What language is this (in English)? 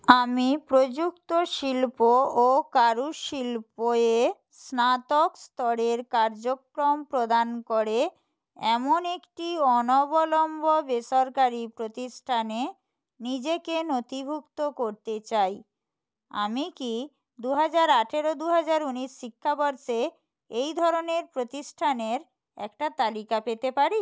Bangla